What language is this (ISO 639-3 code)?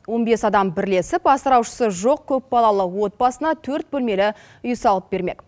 kaz